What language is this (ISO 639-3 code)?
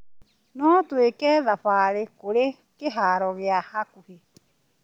kik